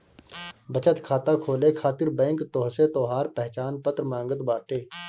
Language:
Bhojpuri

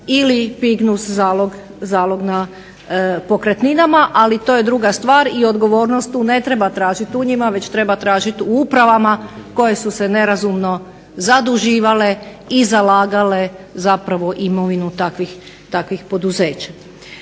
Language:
Croatian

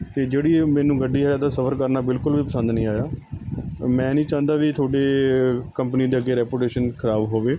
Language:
Punjabi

